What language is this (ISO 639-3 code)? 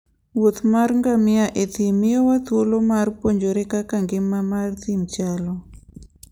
luo